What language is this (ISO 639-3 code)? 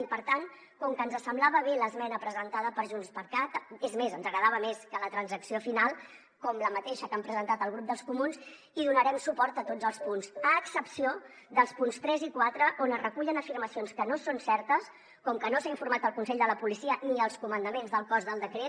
cat